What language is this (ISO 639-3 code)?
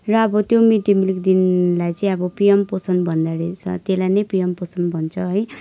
nep